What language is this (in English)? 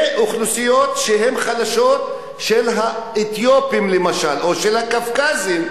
Hebrew